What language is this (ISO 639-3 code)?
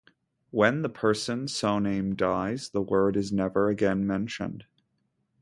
eng